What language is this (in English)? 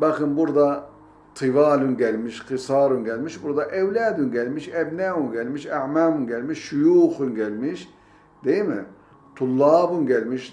Turkish